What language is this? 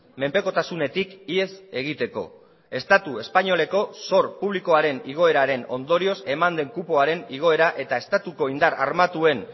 Basque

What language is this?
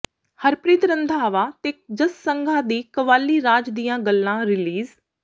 Punjabi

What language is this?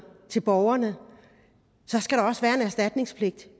Danish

